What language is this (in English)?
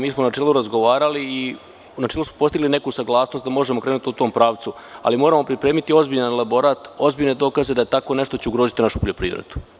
Serbian